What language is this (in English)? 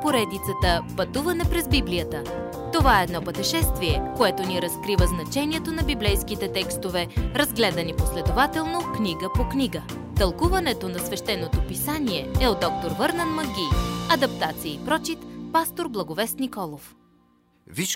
Bulgarian